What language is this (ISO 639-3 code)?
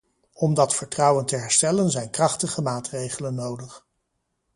nld